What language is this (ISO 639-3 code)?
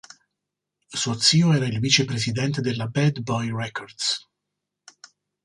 ita